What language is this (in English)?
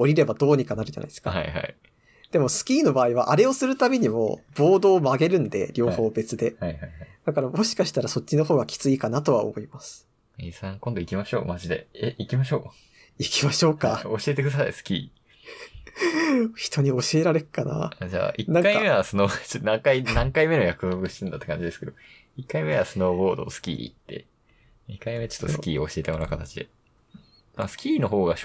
Japanese